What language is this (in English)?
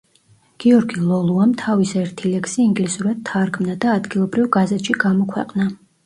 Georgian